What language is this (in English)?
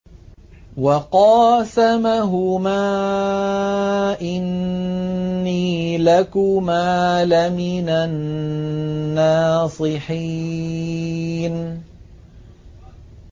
Arabic